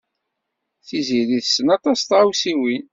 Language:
Kabyle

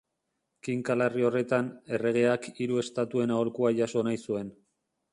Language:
Basque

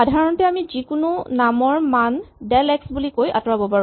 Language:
Assamese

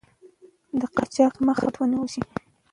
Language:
Pashto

